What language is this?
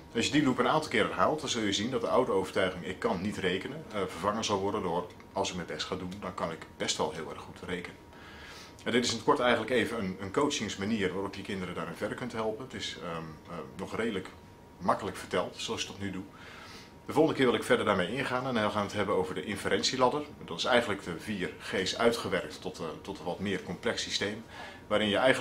Dutch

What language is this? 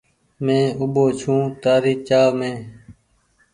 Goaria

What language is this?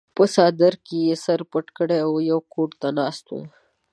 Pashto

